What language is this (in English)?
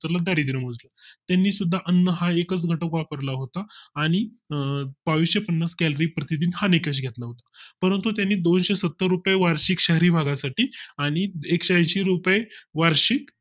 Marathi